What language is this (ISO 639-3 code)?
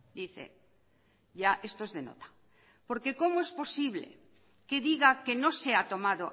spa